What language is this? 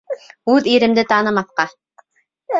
Bashkir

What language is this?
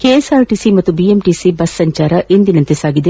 Kannada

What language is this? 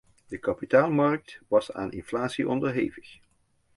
Dutch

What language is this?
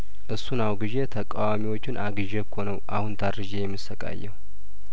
Amharic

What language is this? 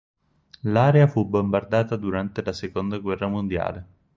Italian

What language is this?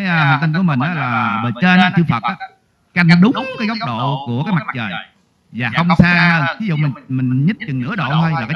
Vietnamese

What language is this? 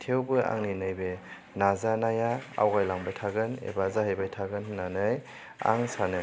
Bodo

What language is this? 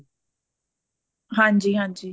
Punjabi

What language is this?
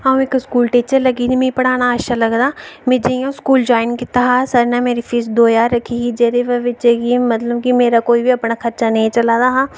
Dogri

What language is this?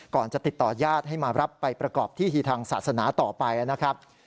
Thai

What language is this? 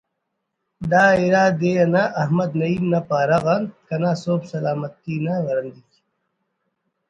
Brahui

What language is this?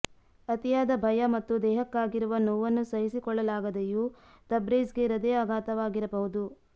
Kannada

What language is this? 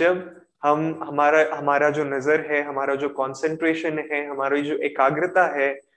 Hindi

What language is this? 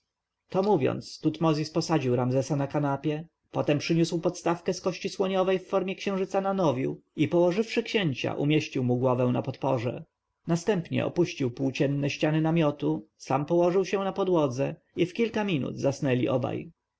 Polish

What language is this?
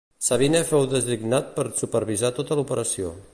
Catalan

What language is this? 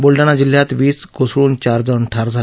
Marathi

